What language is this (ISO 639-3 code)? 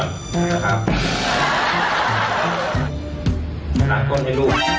tha